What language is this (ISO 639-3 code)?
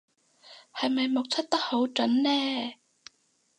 yue